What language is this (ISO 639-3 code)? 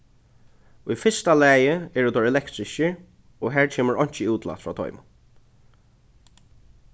fao